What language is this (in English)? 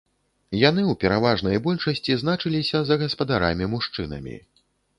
Belarusian